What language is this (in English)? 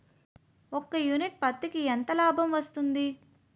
Telugu